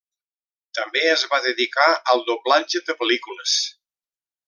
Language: Catalan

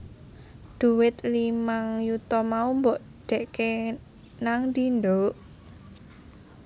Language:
Javanese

